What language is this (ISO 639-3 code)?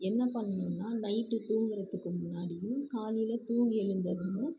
tam